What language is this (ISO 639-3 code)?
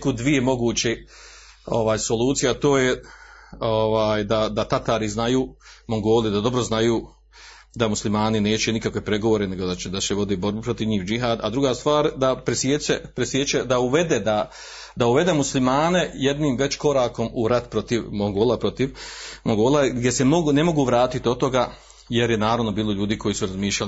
hrv